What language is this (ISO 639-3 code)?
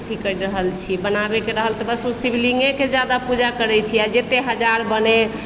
mai